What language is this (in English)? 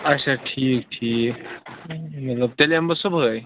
Kashmiri